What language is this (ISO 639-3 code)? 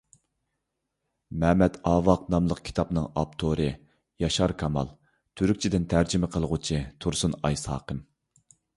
uig